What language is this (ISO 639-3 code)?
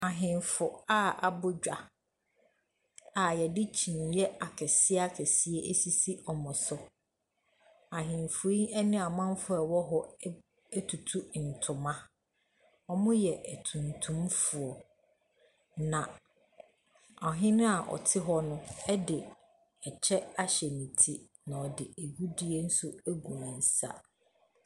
aka